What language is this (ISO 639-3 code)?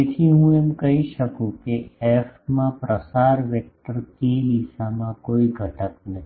guj